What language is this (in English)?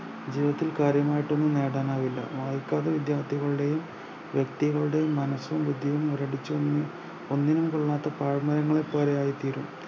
Malayalam